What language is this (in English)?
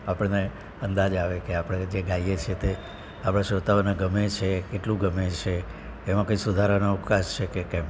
Gujarati